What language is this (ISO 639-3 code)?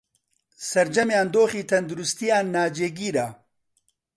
ckb